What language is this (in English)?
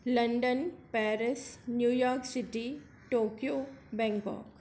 Sindhi